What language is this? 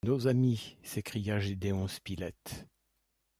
French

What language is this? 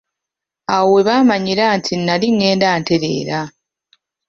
Ganda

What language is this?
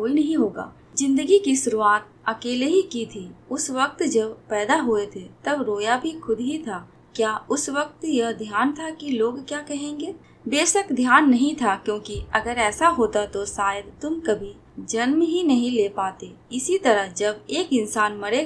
Hindi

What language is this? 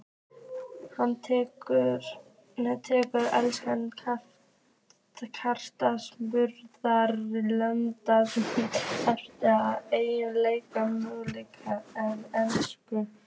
Icelandic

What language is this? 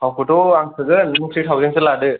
Bodo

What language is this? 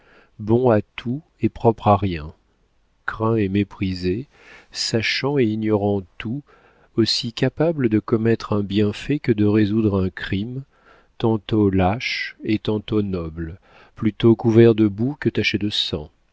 French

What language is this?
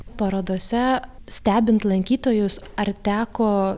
Lithuanian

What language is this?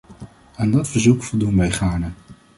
Dutch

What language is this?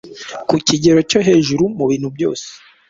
Kinyarwanda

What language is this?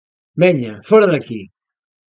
Galician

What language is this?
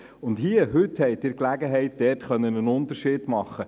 Swiss German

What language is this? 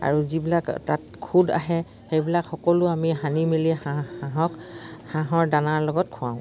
Assamese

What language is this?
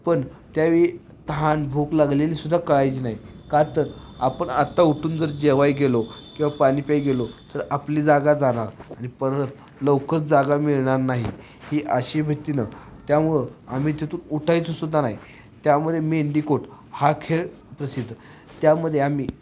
Marathi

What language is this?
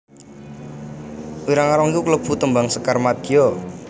Javanese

